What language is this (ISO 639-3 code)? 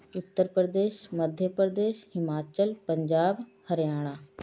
pan